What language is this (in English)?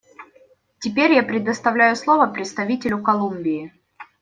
Russian